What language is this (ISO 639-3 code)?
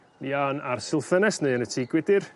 cym